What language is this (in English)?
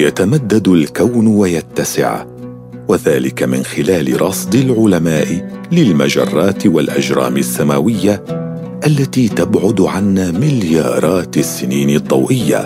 Arabic